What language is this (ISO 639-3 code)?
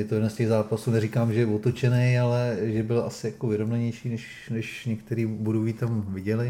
ces